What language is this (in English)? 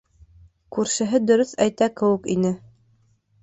Bashkir